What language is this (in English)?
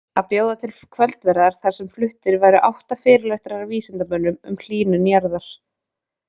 Icelandic